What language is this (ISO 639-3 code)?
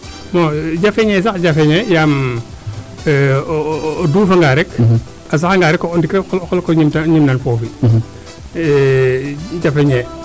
srr